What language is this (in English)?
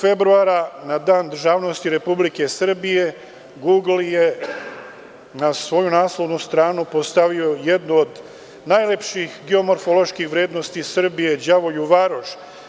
Serbian